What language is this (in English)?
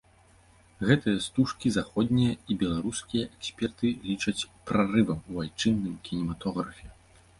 Belarusian